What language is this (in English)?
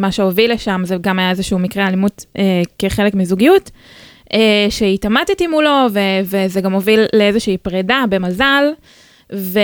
Hebrew